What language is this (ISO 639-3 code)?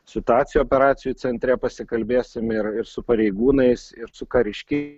lit